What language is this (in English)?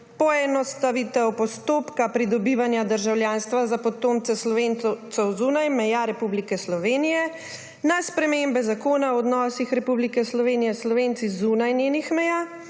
Slovenian